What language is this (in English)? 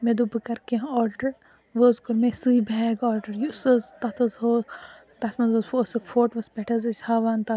Kashmiri